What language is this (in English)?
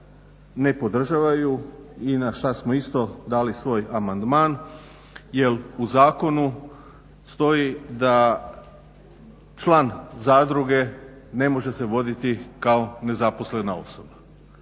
Croatian